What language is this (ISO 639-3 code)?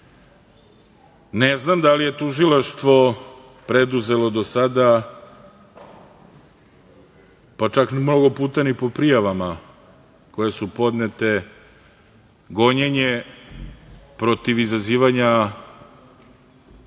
srp